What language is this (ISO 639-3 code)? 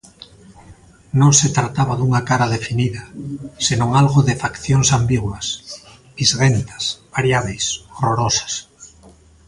glg